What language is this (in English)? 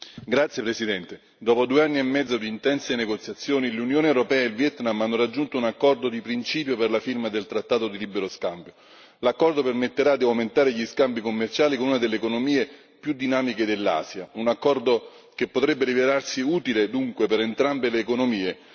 Italian